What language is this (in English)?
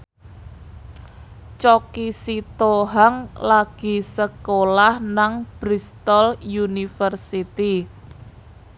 Javanese